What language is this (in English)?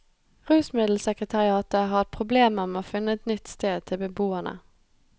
Norwegian